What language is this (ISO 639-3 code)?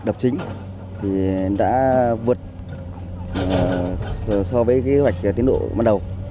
vie